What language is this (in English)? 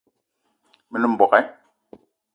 Eton (Cameroon)